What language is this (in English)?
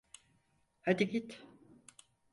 Turkish